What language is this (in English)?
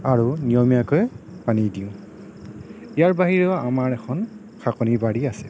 Assamese